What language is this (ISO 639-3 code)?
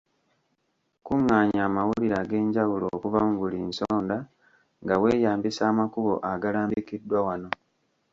lug